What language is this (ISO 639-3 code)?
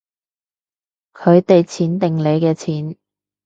yue